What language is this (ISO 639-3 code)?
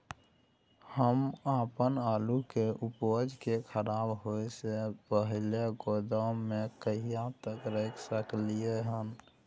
mai